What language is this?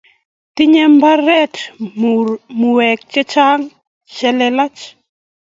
Kalenjin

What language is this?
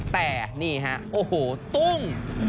Thai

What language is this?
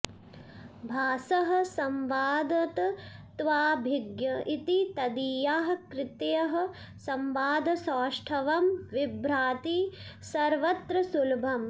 Sanskrit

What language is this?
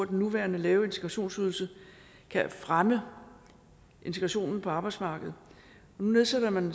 Danish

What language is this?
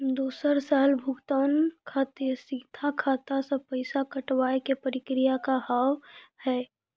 Maithili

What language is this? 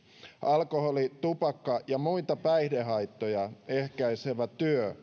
Finnish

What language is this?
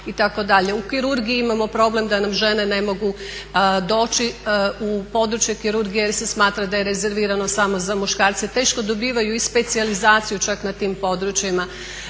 Croatian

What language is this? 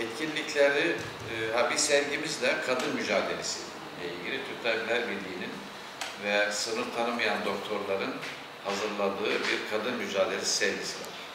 Turkish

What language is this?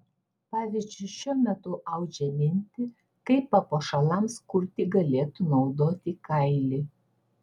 Lithuanian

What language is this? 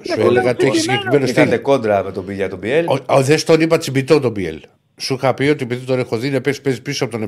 Greek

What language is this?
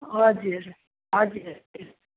Nepali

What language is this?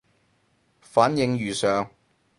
Cantonese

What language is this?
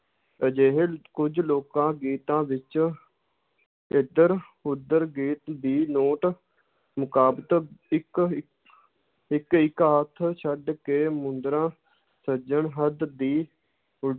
Punjabi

